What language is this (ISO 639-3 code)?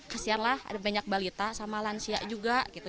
ind